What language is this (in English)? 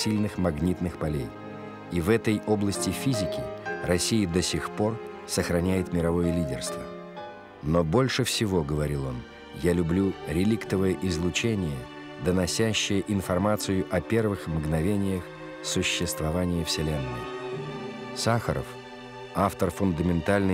Russian